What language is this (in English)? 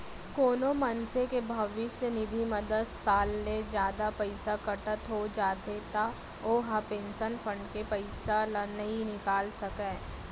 Chhattisgarhi